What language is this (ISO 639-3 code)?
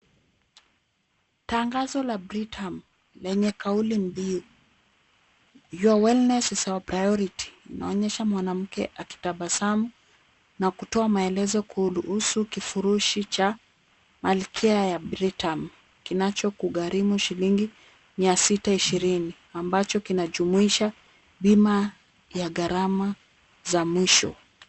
swa